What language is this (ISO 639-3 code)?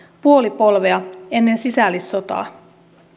fin